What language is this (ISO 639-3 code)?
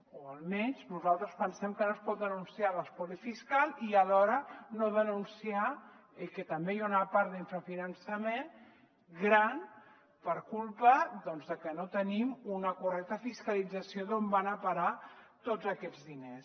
cat